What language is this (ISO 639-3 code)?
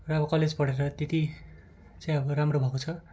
nep